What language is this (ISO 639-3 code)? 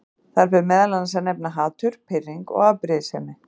isl